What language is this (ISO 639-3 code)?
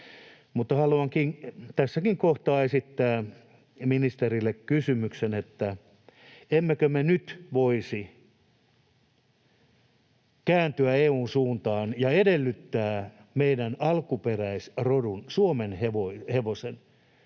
fin